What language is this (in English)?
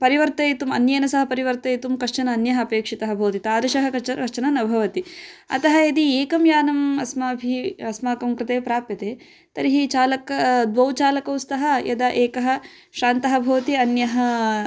Sanskrit